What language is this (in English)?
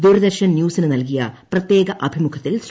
Malayalam